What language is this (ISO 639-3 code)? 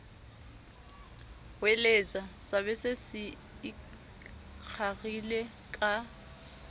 sot